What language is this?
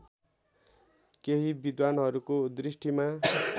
Nepali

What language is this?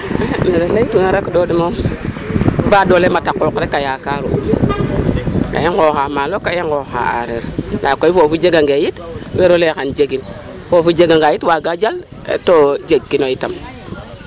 Serer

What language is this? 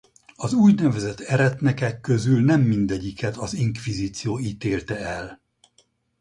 Hungarian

